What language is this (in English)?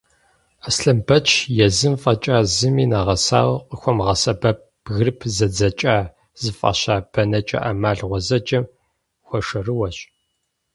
Kabardian